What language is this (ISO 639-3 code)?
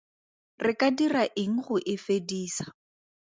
tsn